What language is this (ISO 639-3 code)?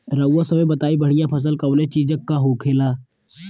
bho